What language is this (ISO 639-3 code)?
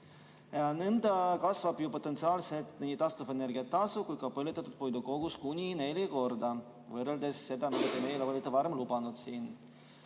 est